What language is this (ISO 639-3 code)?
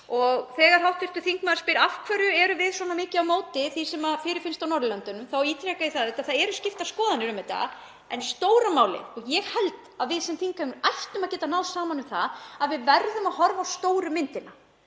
isl